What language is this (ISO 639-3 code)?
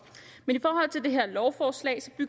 dan